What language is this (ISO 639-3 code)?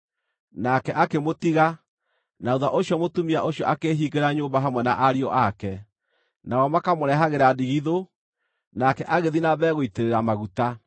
kik